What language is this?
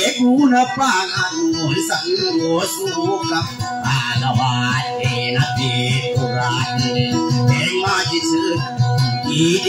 Thai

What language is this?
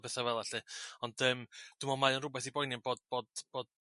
Welsh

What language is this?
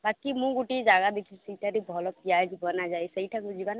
Odia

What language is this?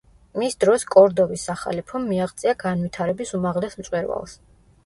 Georgian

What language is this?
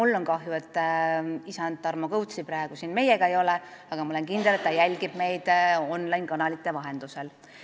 Estonian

